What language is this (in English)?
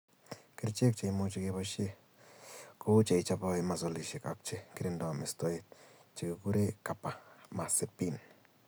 Kalenjin